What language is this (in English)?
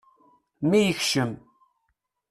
Kabyle